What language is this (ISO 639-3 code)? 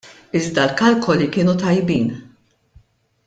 mlt